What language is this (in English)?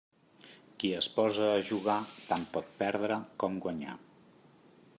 Catalan